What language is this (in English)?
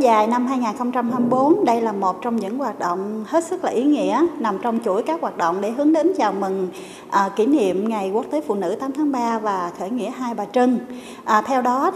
Vietnamese